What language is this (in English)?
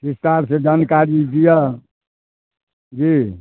Maithili